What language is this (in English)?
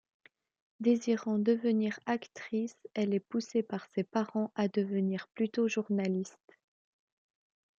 French